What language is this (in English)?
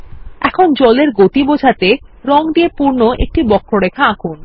Bangla